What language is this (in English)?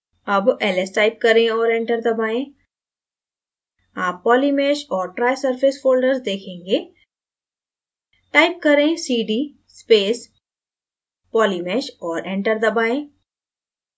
Hindi